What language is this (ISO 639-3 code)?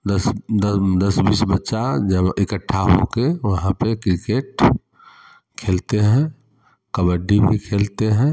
hin